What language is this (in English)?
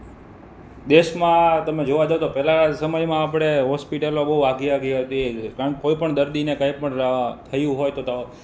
Gujarati